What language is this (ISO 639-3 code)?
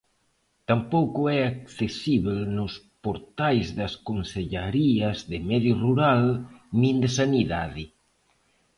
glg